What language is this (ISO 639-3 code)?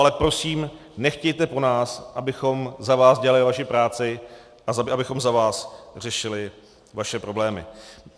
ces